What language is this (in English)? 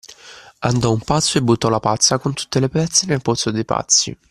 Italian